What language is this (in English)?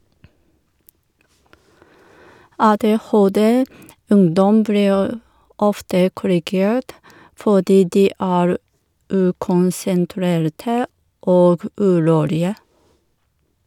Norwegian